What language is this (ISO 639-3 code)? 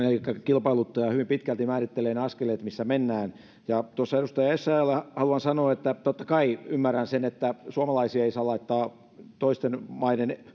fin